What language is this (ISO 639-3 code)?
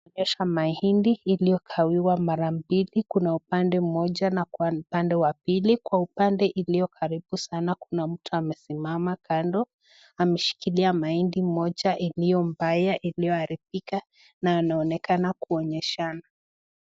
swa